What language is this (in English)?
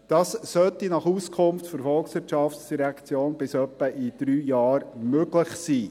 Swiss German